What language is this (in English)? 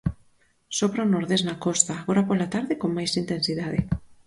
Galician